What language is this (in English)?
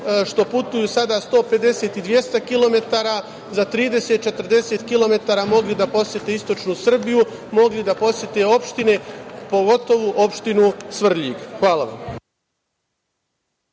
Serbian